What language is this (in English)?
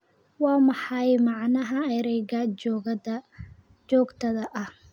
Somali